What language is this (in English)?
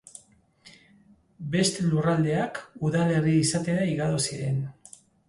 Basque